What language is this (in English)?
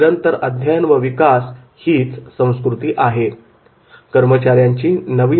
Marathi